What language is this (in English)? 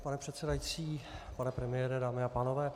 Czech